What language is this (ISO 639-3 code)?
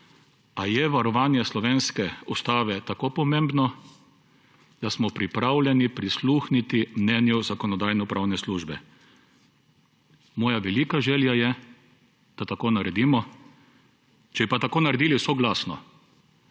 slv